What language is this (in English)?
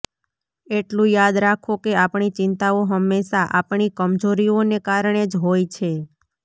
Gujarati